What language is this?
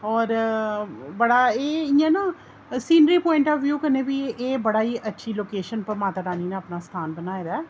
Dogri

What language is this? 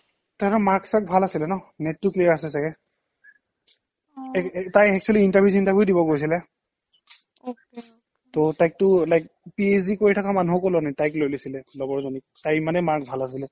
Assamese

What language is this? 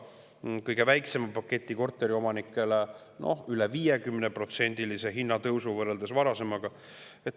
Estonian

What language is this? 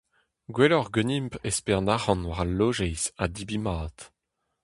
Breton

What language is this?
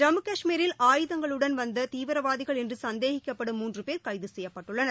Tamil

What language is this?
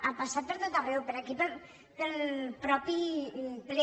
Catalan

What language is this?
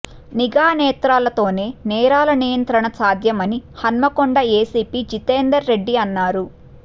Telugu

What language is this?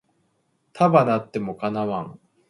Japanese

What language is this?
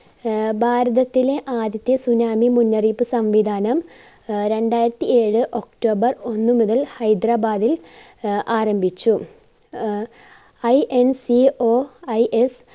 Malayalam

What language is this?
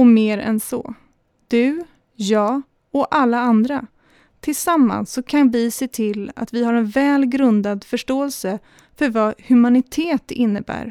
Swedish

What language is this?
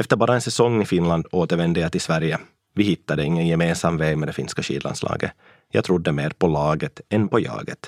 Swedish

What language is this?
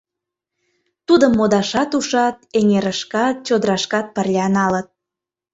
Mari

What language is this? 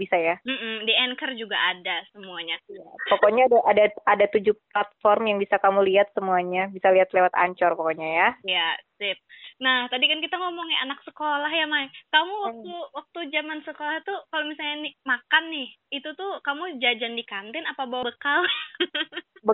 Indonesian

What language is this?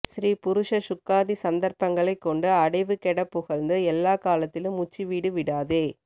Tamil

